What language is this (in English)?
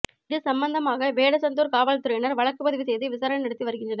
Tamil